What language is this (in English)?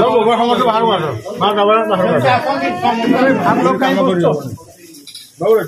Arabic